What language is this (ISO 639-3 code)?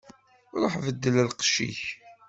kab